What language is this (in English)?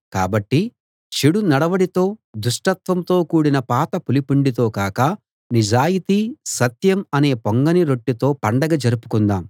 Telugu